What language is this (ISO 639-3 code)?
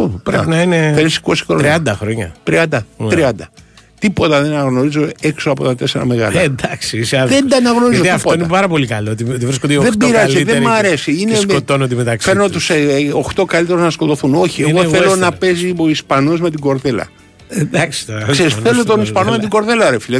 ell